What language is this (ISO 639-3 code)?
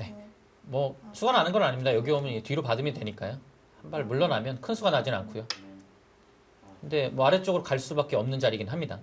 kor